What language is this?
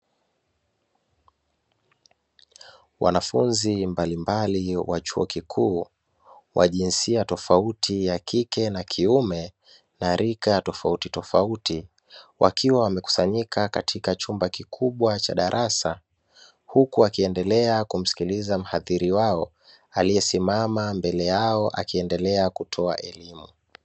Swahili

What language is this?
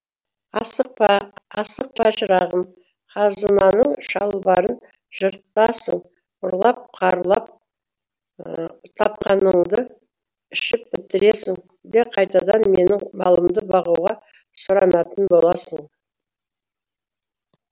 Kazakh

